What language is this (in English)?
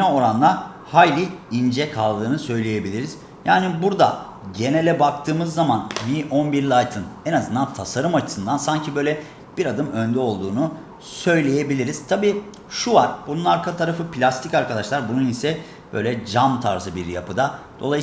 Turkish